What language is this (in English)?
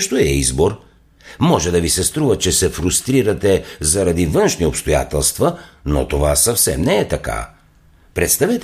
Bulgarian